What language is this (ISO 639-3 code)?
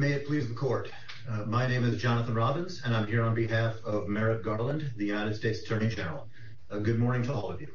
eng